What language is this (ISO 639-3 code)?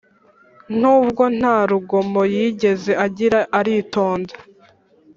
kin